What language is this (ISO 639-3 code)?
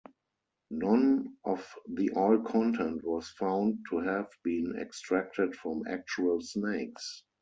eng